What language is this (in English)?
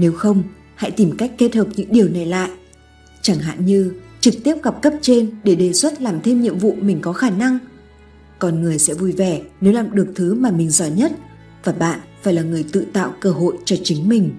Vietnamese